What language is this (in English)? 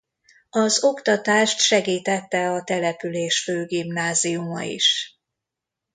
Hungarian